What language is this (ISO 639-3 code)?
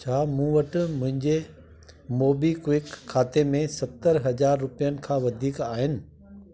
snd